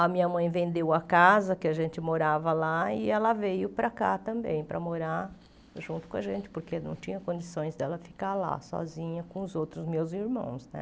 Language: Portuguese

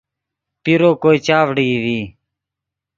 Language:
Yidgha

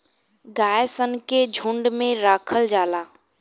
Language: Bhojpuri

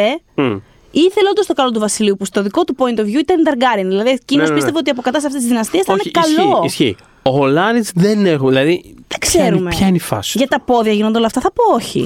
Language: Greek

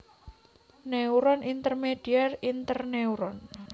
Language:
Javanese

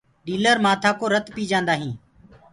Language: Gurgula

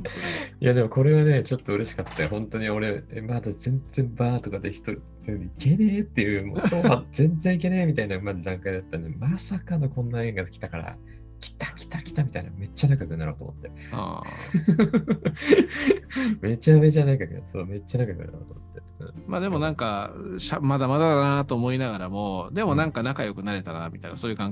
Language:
Japanese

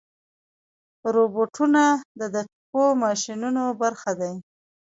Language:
Pashto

